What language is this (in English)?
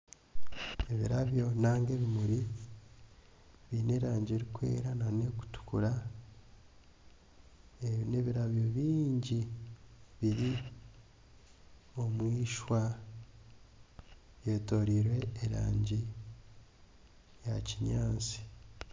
Nyankole